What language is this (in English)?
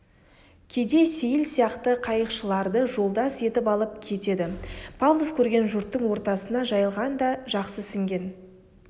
Kazakh